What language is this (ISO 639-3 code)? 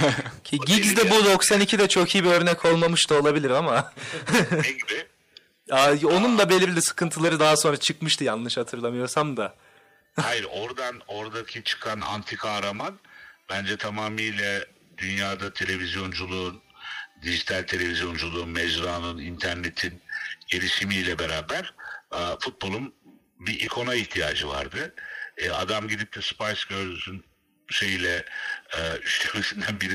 tur